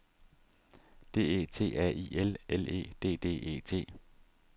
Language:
Danish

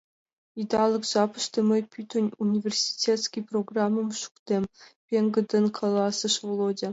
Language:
Mari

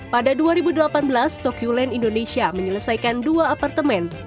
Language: Indonesian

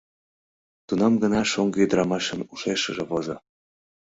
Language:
Mari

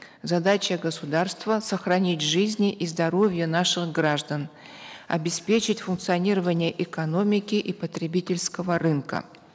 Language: Kazakh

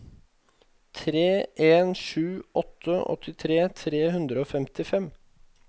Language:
Norwegian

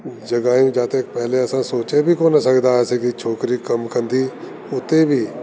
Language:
Sindhi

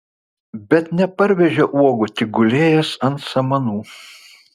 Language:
Lithuanian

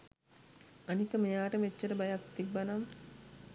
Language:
Sinhala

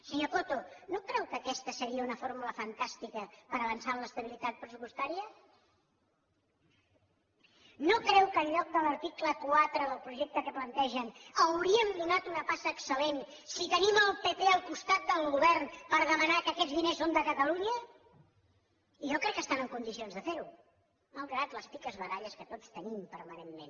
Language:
Catalan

